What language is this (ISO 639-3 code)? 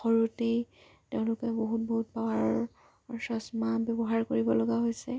asm